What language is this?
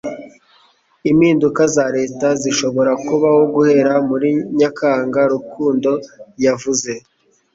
Kinyarwanda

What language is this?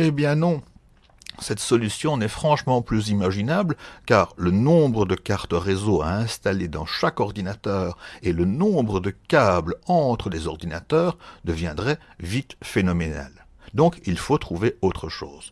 French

